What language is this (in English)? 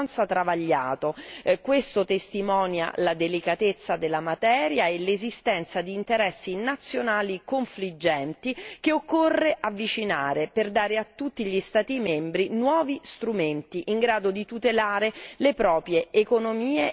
Italian